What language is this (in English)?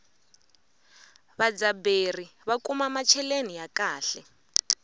Tsonga